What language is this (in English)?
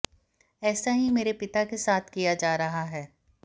Hindi